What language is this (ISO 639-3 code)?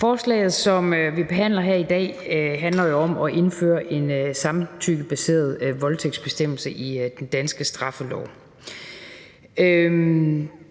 dan